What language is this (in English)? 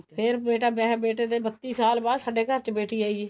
Punjabi